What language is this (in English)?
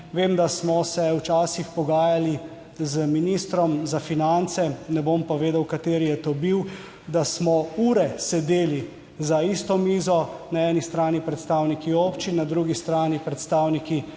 Slovenian